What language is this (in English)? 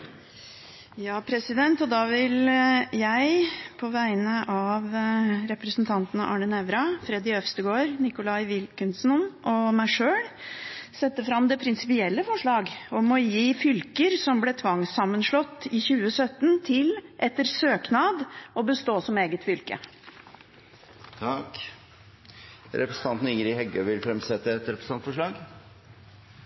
Norwegian